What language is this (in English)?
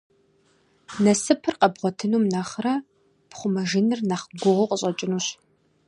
Kabardian